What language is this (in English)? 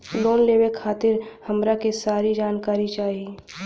Bhojpuri